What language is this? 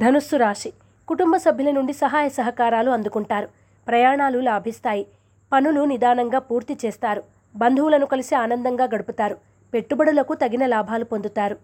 Telugu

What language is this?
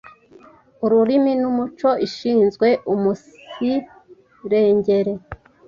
Kinyarwanda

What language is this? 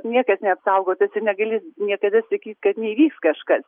Lithuanian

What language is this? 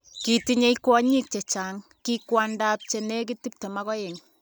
Kalenjin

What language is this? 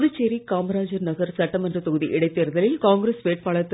Tamil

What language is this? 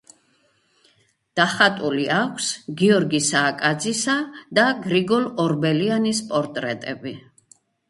Georgian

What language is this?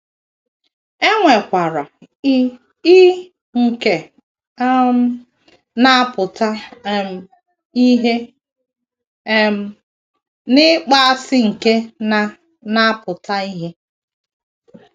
Igbo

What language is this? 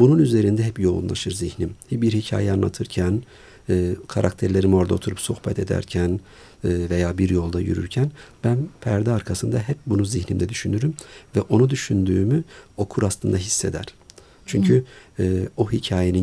Turkish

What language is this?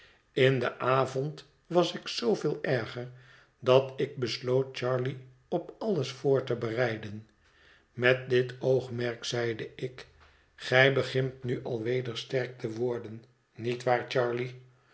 Dutch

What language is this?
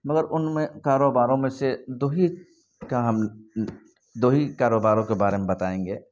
Urdu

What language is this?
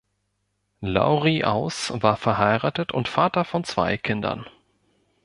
German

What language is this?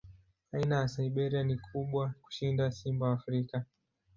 Swahili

